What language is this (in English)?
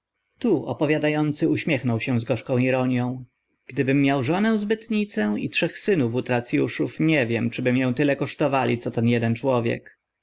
Polish